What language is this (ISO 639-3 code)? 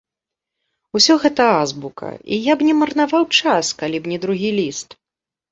bel